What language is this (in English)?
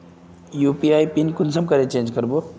Magahi